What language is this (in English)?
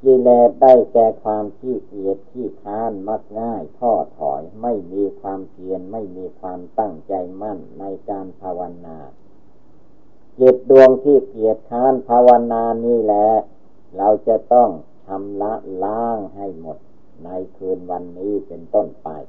Thai